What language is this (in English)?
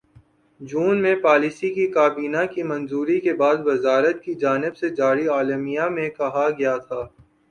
Urdu